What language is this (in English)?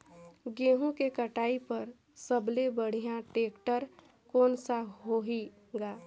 Chhattisgarhi